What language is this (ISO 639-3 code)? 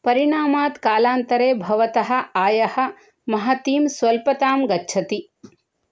san